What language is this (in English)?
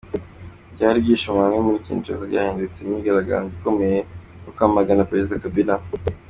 Kinyarwanda